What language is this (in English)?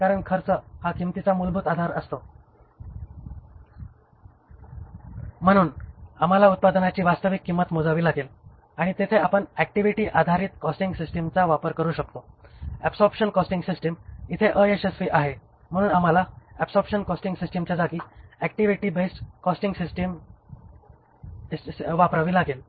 Marathi